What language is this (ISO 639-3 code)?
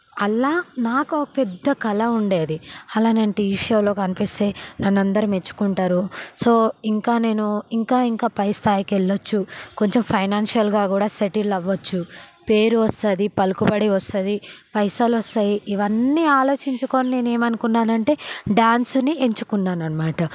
tel